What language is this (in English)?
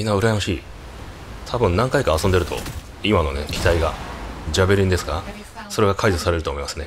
Japanese